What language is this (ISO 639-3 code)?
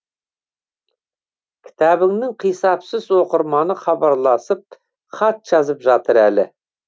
kaz